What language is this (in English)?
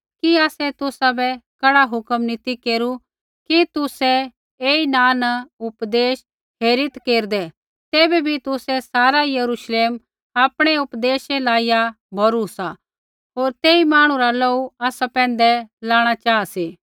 Kullu Pahari